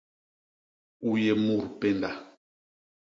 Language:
Basaa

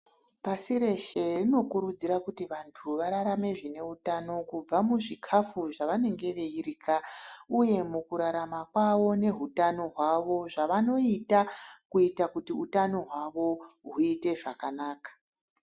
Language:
Ndau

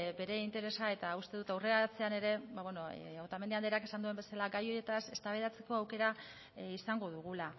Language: Basque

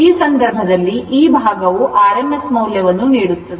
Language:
Kannada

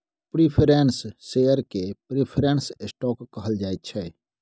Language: Maithili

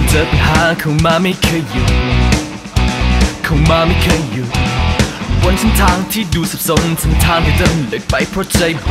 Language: Thai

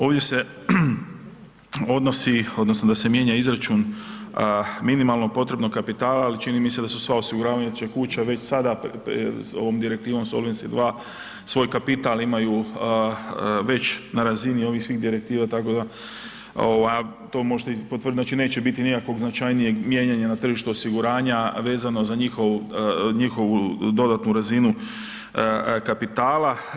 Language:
Croatian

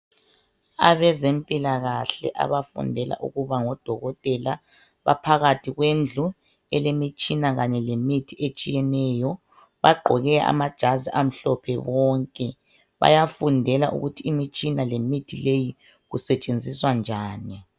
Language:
North Ndebele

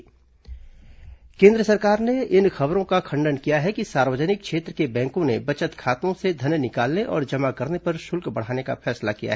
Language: Hindi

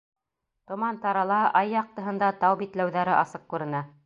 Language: Bashkir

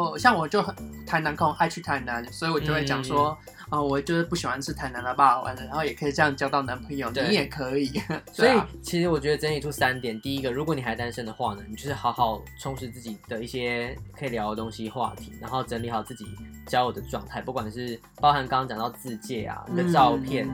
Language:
Chinese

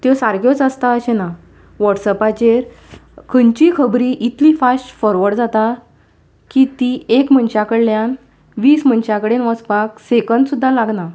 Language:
Konkani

